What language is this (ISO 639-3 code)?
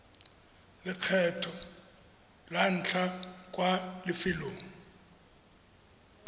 tsn